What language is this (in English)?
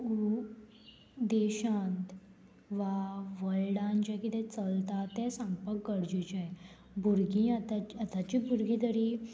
Konkani